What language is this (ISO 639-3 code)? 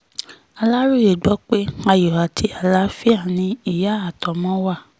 yor